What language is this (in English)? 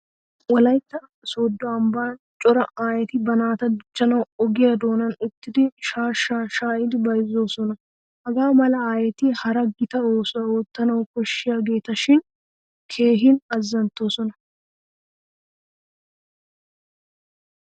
Wolaytta